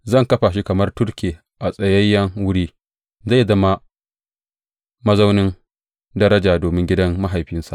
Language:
Hausa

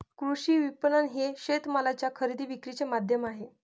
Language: Marathi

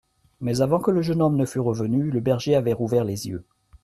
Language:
French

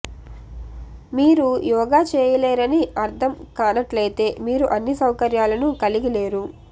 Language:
Telugu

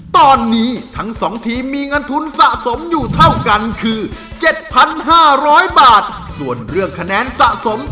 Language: Thai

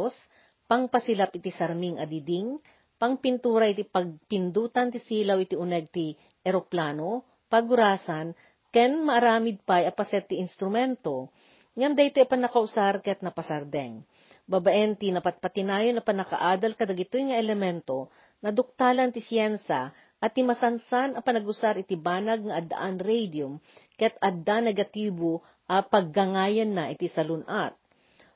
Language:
Filipino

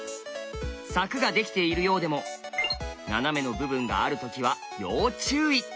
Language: Japanese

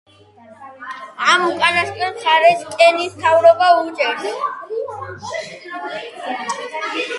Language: Georgian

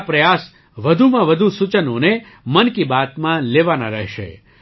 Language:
Gujarati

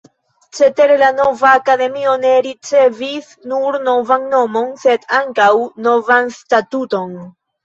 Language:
Esperanto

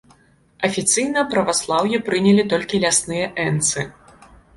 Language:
Belarusian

